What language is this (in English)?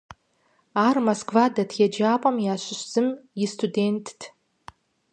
Kabardian